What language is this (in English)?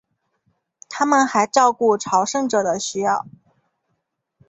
Chinese